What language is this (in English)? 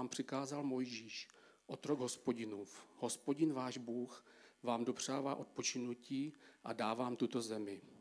Czech